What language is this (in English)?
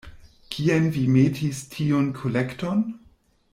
Esperanto